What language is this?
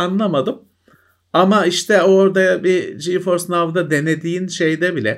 Turkish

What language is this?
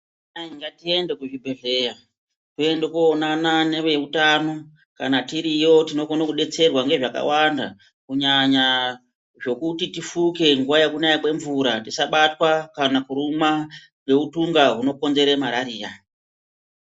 Ndau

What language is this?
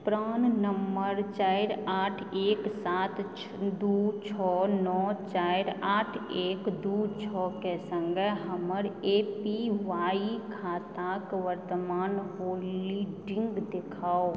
Maithili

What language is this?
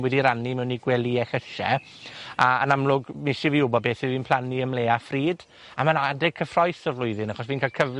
Welsh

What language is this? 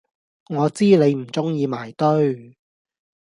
Cantonese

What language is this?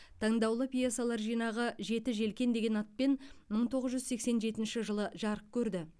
Kazakh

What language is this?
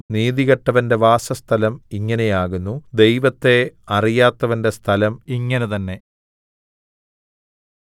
Malayalam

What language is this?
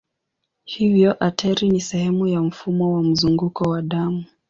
Swahili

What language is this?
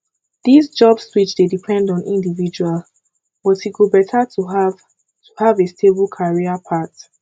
Nigerian Pidgin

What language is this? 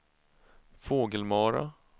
Swedish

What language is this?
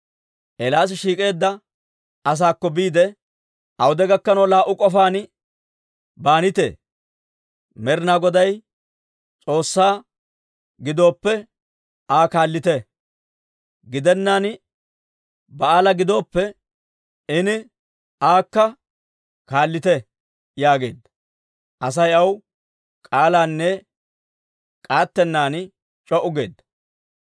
Dawro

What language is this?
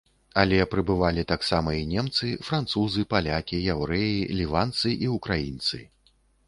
Belarusian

